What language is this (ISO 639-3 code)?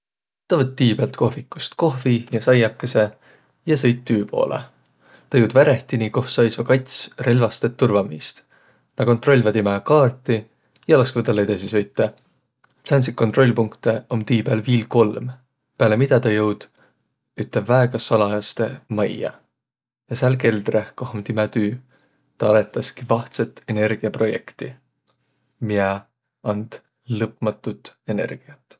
vro